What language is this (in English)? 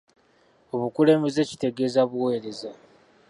Ganda